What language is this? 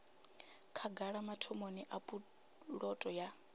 Venda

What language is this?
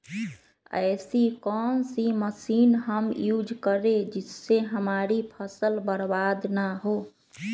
Magahi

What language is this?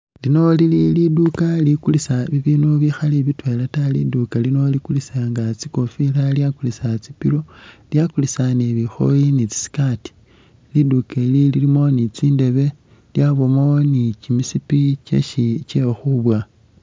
Masaaba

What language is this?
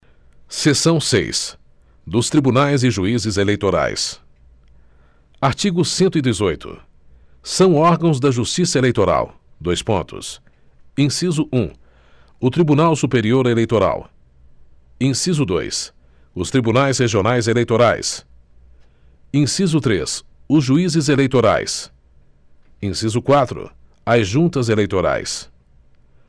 Portuguese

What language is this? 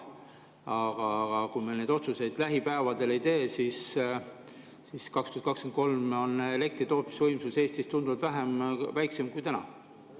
Estonian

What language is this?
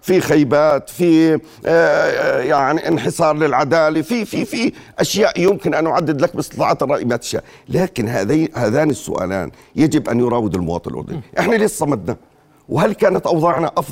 Arabic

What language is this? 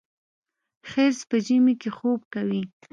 Pashto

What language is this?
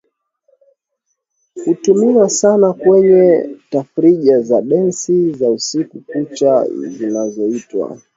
Swahili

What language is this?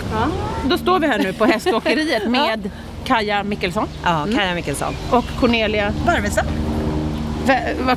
Swedish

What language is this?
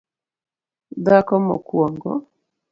Luo (Kenya and Tanzania)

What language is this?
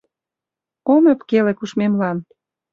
Mari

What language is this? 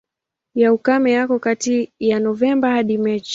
Swahili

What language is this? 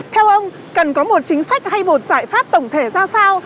Vietnamese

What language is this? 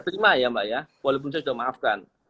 Indonesian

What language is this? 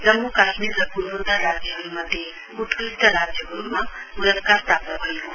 Nepali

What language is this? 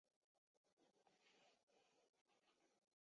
Chinese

